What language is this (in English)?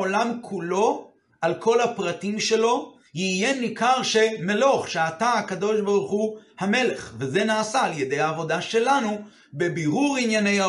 Hebrew